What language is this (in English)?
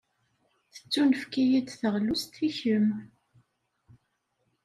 Kabyle